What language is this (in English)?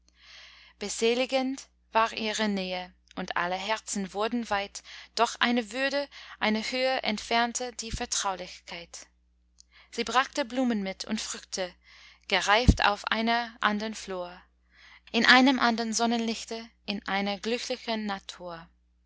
German